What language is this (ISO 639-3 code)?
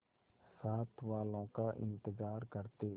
hin